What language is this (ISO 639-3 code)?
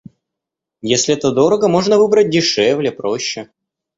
rus